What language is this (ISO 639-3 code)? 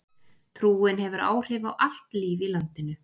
isl